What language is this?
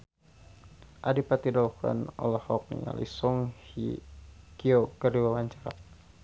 Sundanese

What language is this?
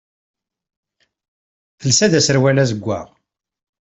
Kabyle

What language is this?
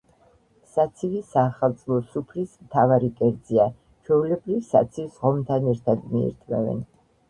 Georgian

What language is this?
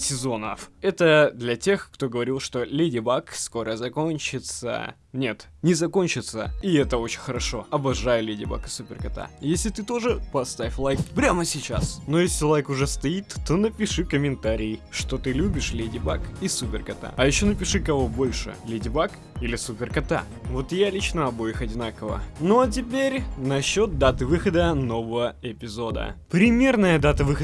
Russian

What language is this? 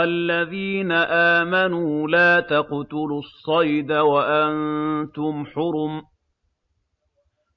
Arabic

